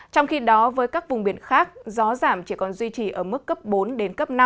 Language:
Vietnamese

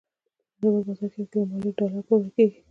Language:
Pashto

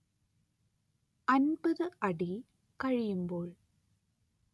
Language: Malayalam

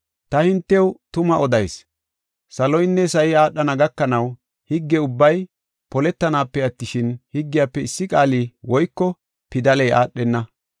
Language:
Gofa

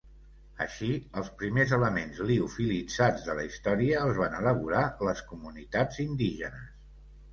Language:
Catalan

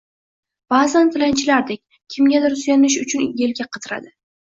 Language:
Uzbek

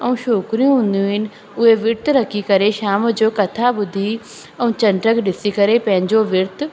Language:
Sindhi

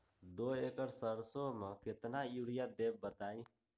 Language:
Magahi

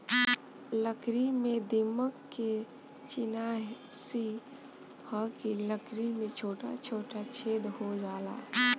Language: Bhojpuri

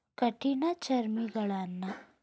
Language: Kannada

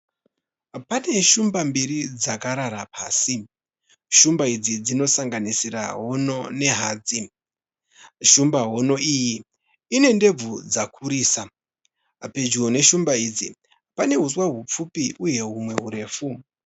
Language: Shona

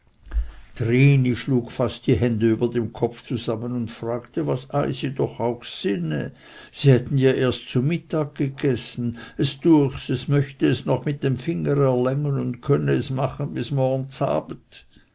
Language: German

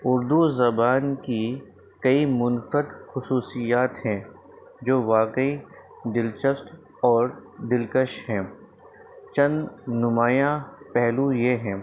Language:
Urdu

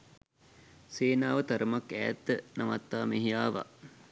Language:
Sinhala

